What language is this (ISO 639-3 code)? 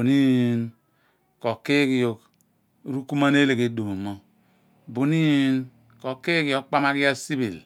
abn